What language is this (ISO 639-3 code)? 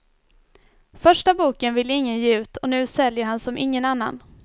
swe